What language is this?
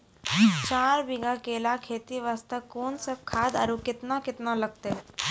Maithili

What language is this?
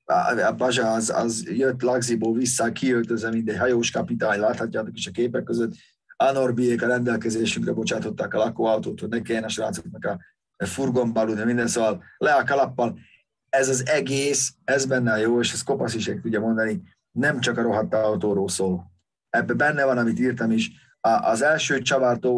Hungarian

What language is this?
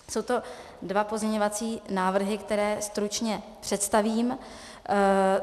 Czech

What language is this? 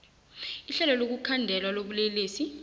South Ndebele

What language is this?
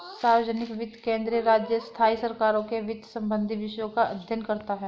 Hindi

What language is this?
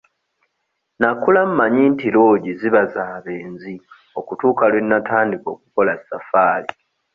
Ganda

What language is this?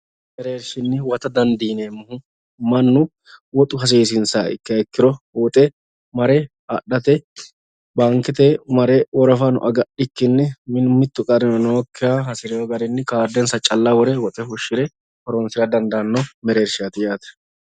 Sidamo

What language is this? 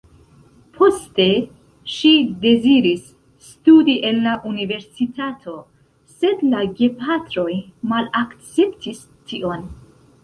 Esperanto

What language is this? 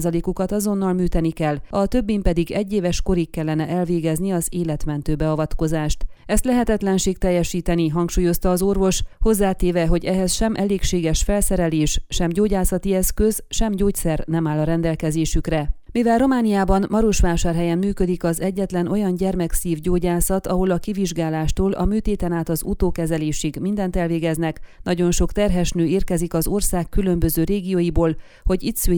Hungarian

